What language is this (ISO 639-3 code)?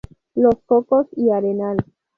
spa